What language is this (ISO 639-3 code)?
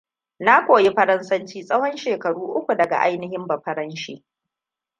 hau